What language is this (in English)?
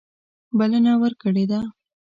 Pashto